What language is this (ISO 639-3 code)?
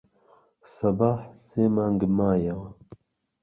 ckb